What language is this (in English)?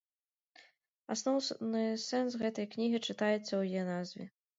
Belarusian